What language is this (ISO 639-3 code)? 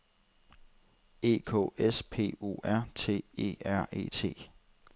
dan